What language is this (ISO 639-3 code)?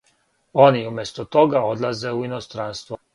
srp